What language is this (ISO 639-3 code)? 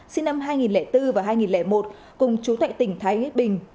vie